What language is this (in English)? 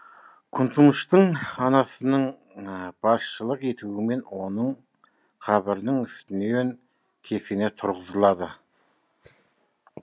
Kazakh